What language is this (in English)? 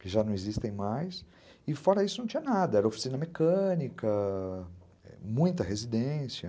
Portuguese